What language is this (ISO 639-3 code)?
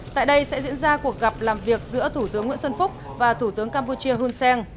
vie